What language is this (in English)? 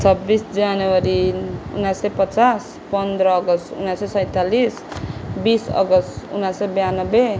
Nepali